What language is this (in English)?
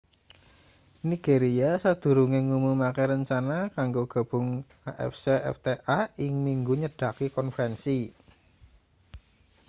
Javanese